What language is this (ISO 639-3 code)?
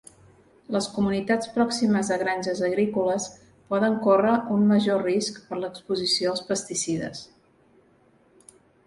cat